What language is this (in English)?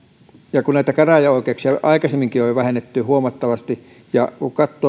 Finnish